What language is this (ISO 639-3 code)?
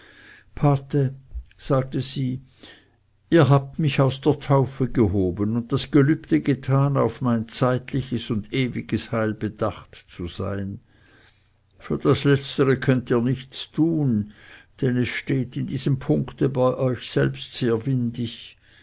deu